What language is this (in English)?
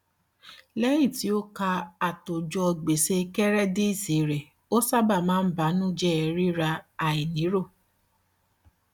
Yoruba